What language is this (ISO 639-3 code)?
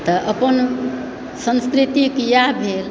mai